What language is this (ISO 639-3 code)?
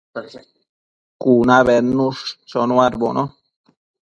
mcf